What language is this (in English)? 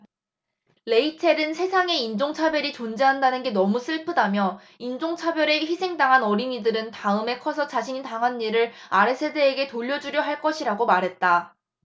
Korean